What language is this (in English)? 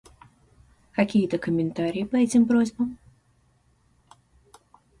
Russian